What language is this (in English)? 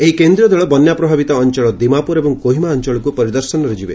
Odia